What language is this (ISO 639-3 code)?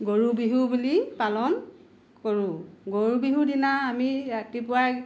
asm